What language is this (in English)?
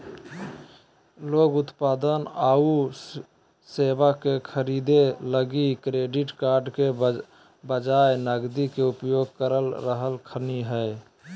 Magahi